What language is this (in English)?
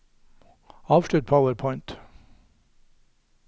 Norwegian